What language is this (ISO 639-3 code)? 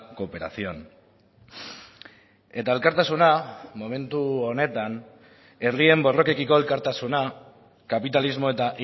eus